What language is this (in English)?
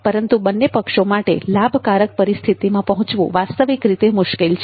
Gujarati